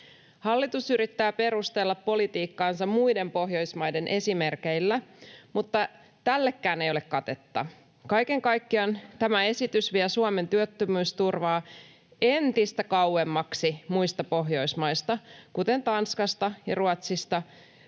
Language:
Finnish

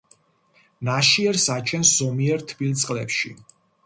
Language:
Georgian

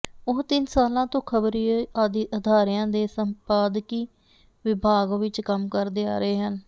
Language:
Punjabi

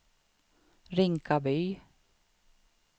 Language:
Swedish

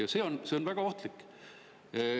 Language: Estonian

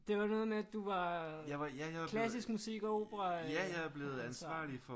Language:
Danish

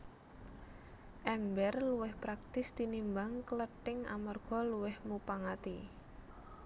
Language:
Javanese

